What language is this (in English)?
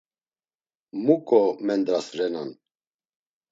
Laz